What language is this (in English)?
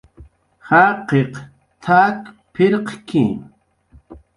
Jaqaru